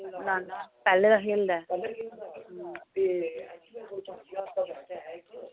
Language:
Dogri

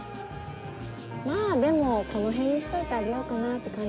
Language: Japanese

